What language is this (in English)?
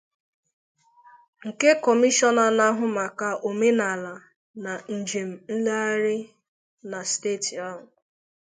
Igbo